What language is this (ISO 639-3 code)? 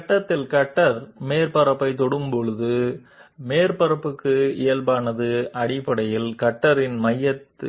tel